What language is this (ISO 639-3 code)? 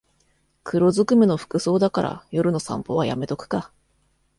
jpn